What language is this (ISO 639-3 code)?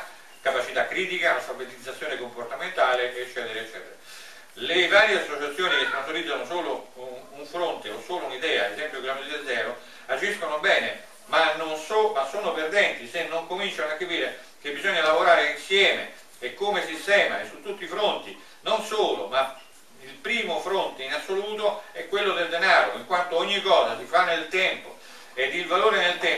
ita